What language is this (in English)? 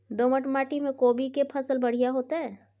Maithili